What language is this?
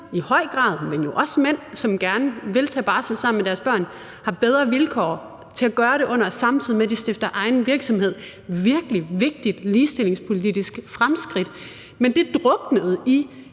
Danish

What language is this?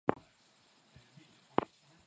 Swahili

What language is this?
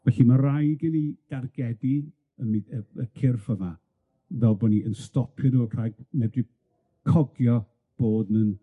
Welsh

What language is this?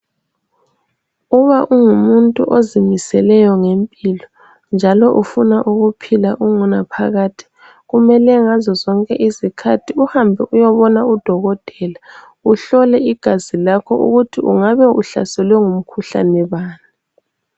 North Ndebele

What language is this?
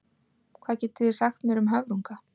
Icelandic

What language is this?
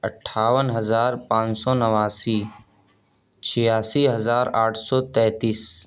Urdu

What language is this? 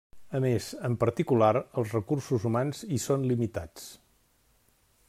Catalan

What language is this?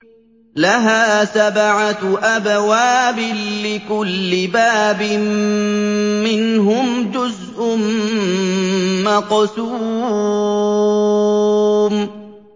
Arabic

